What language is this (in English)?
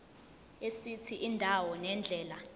Zulu